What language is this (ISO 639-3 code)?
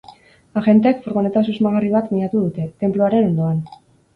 eus